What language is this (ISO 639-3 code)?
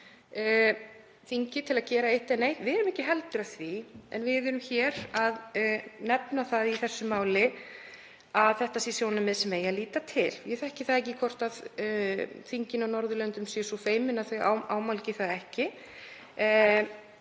isl